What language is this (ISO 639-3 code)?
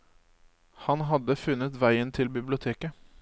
nor